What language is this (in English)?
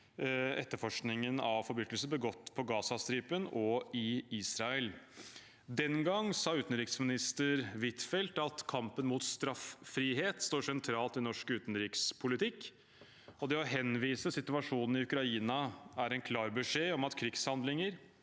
Norwegian